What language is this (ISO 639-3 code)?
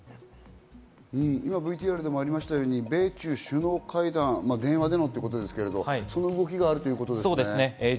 jpn